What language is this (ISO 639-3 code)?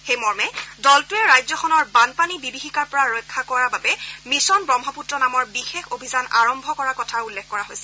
asm